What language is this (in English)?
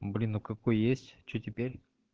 Russian